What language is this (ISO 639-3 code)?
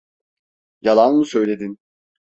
tur